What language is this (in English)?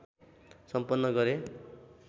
Nepali